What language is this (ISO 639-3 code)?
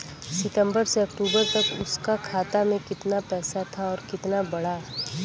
bho